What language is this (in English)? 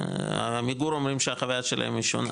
Hebrew